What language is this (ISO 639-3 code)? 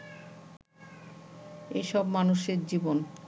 ben